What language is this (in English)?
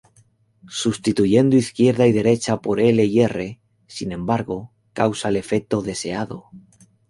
Spanish